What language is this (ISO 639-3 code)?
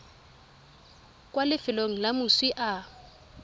tsn